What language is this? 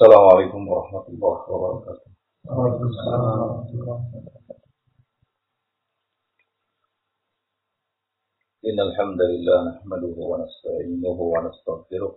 Indonesian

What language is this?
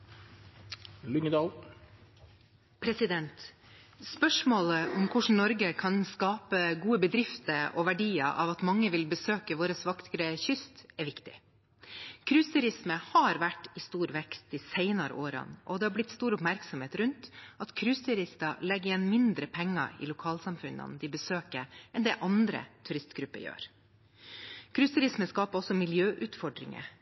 Norwegian Bokmål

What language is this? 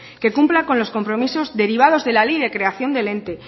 Spanish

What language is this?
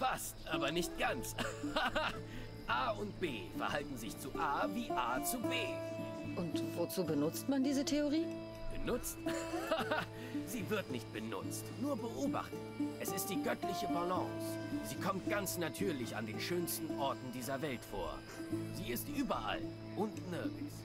German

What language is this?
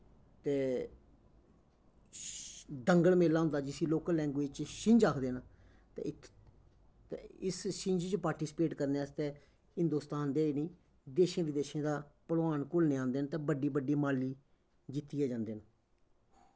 Dogri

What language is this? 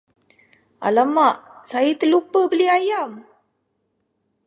Malay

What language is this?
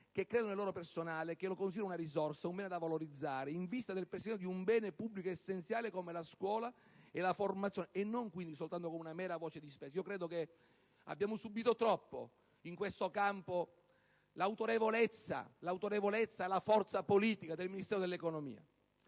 Italian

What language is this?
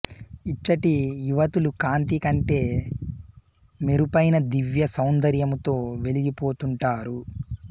Telugu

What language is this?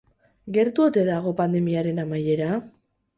Basque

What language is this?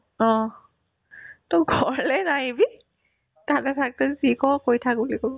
Assamese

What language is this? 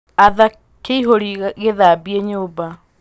Kikuyu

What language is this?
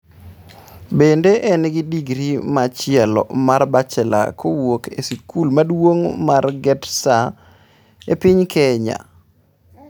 Luo (Kenya and Tanzania)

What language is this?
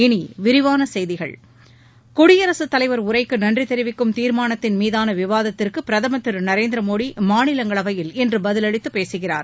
Tamil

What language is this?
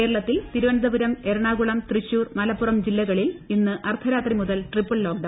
Malayalam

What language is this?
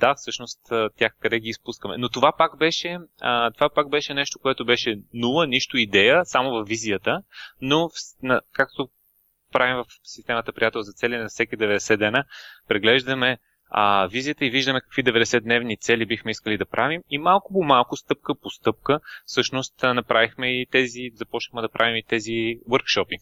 Bulgarian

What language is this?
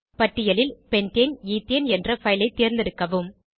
Tamil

